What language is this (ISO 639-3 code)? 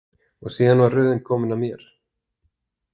isl